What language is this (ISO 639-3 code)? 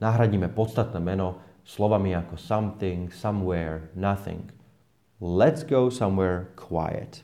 slk